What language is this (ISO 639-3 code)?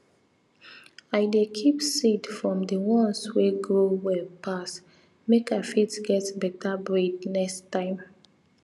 pcm